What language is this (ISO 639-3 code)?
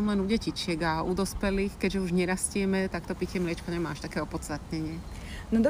slk